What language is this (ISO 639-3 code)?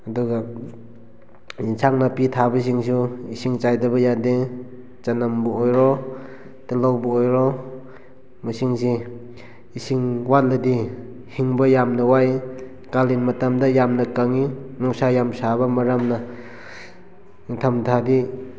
mni